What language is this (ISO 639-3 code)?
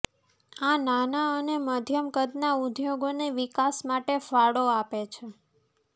guj